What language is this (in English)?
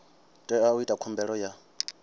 Venda